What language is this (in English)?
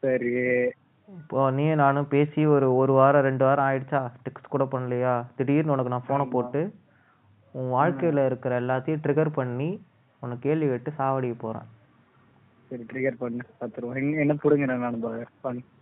Tamil